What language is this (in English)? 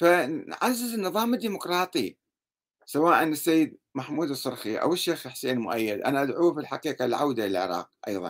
Arabic